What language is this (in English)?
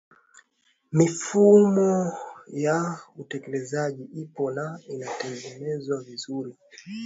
Swahili